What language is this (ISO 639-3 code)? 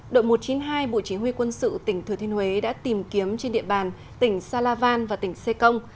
vie